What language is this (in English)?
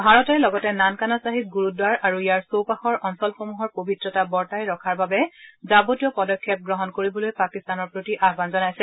Assamese